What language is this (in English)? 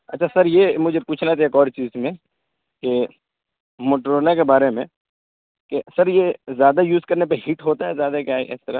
Urdu